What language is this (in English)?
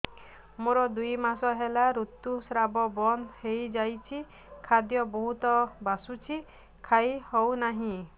Odia